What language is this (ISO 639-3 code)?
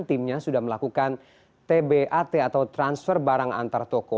ind